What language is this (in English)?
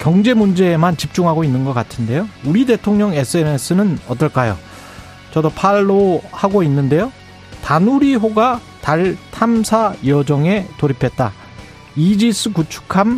Korean